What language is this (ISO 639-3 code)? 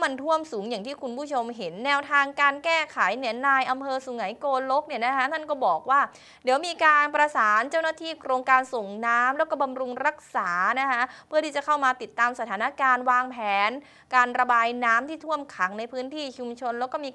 tha